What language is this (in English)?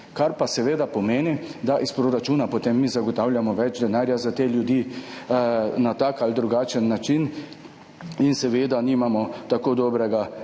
Slovenian